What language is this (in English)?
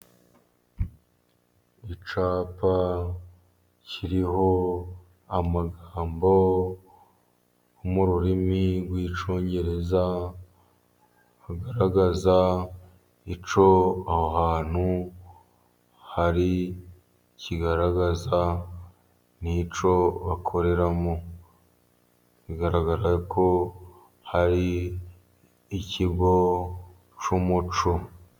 Kinyarwanda